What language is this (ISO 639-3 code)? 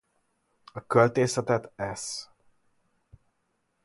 hun